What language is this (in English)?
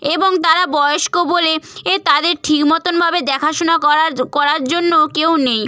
Bangla